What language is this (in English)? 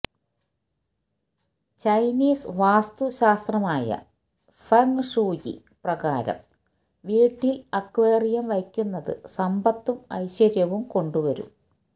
Malayalam